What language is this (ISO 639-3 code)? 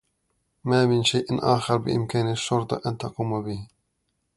ara